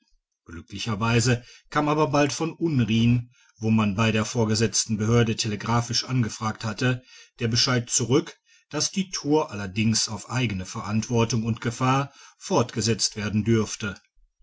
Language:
German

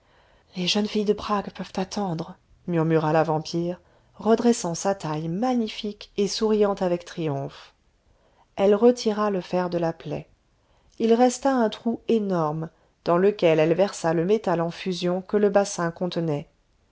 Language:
French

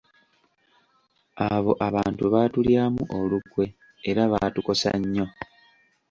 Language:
Ganda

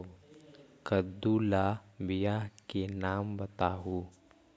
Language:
Magahi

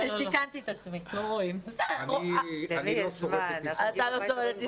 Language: Hebrew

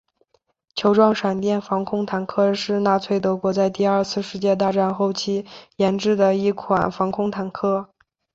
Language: Chinese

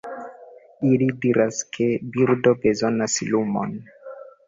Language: Esperanto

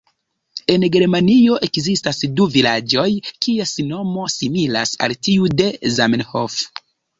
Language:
Esperanto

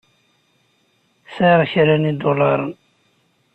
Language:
Kabyle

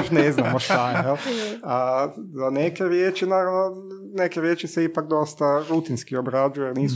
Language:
Croatian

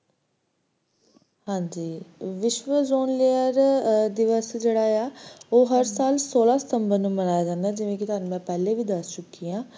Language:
Punjabi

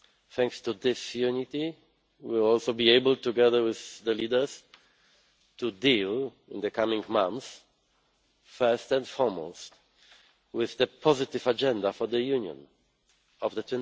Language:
English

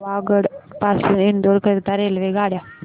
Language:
Marathi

